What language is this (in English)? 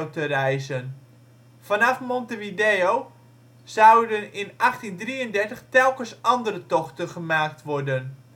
Dutch